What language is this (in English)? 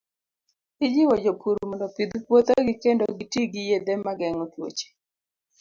Luo (Kenya and Tanzania)